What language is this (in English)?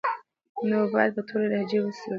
Pashto